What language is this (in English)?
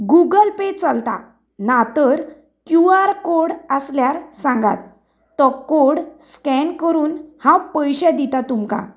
Konkani